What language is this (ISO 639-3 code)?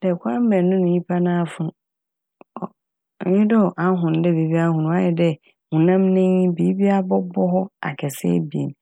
aka